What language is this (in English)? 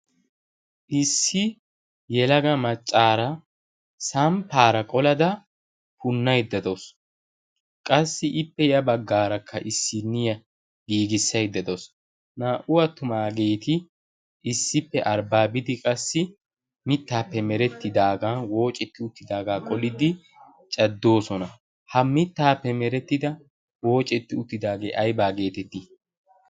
Wolaytta